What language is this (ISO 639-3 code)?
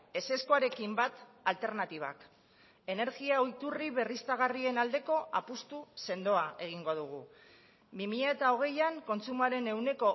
eus